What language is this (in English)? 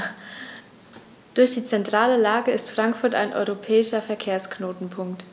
German